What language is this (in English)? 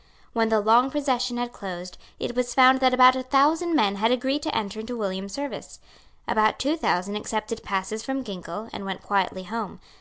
English